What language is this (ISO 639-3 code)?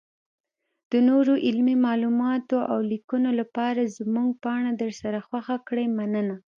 pus